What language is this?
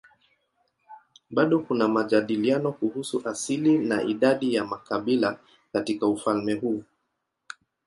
Swahili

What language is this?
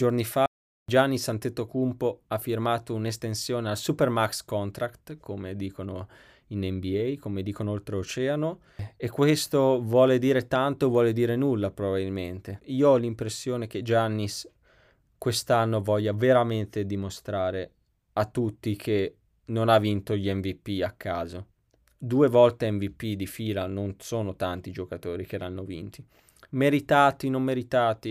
Italian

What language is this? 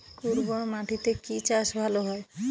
Bangla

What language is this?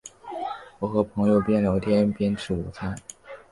Chinese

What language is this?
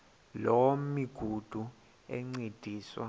Xhosa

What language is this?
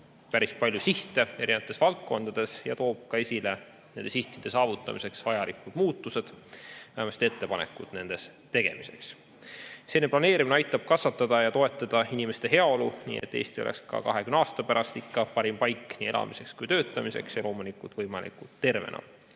Estonian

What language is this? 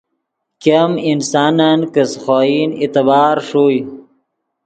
Yidgha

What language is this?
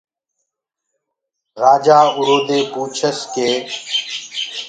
Gurgula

